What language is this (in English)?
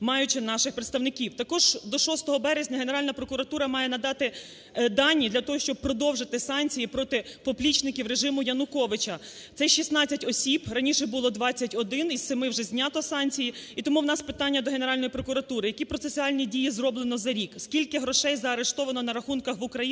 Ukrainian